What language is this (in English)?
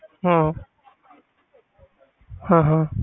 Punjabi